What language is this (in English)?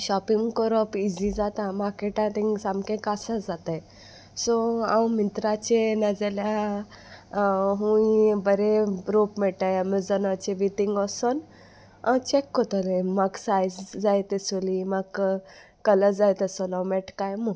Konkani